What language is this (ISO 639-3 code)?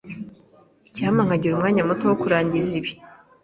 kin